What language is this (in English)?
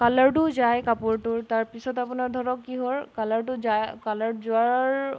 Assamese